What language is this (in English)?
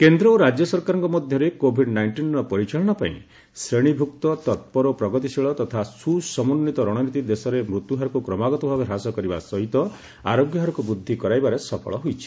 Odia